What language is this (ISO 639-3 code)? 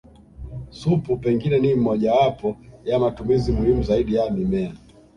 swa